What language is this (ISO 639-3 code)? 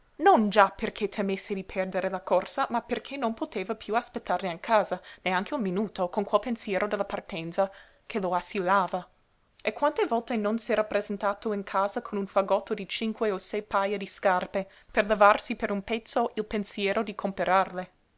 ita